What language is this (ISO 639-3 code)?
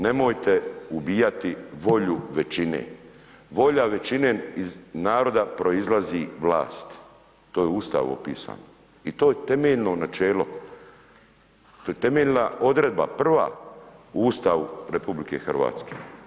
hrv